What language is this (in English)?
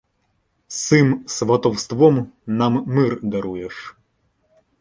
Ukrainian